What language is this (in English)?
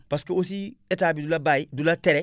Wolof